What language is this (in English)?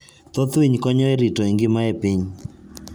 Luo (Kenya and Tanzania)